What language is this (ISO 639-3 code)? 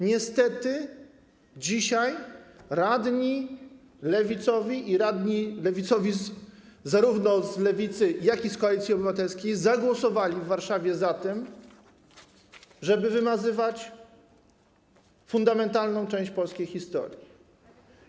pol